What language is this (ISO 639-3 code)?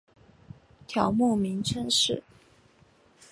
zho